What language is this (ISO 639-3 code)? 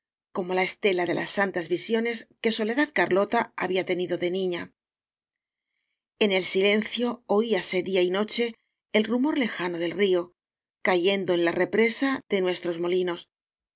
spa